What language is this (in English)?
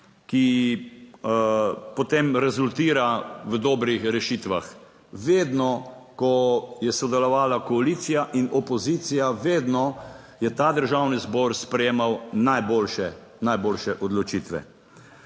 Slovenian